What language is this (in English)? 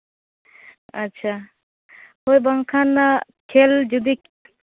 Santali